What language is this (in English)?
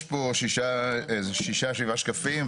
Hebrew